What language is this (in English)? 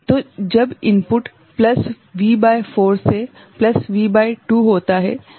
Hindi